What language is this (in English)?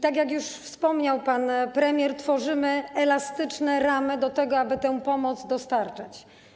Polish